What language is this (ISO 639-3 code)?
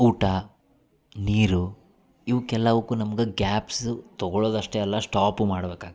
kan